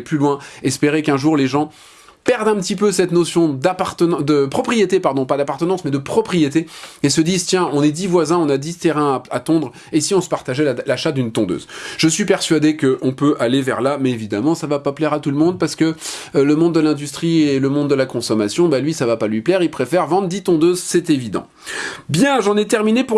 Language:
French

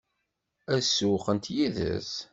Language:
Kabyle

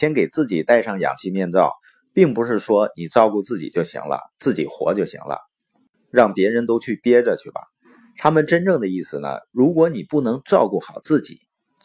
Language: Chinese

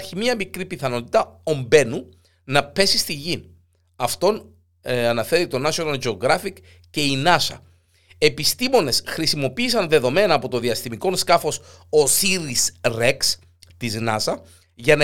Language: Greek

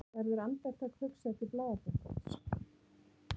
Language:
Icelandic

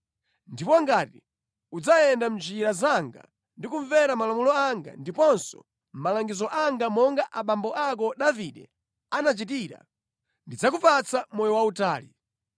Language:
Nyanja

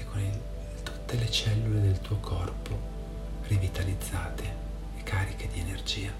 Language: Italian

